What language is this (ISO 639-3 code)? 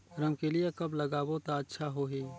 hne